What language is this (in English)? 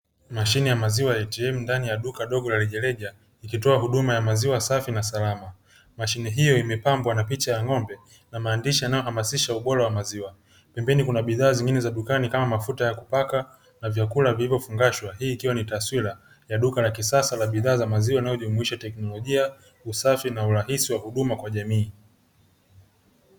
Swahili